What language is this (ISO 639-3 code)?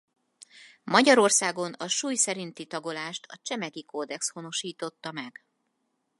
hun